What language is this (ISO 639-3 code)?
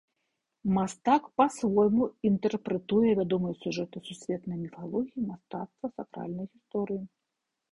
bel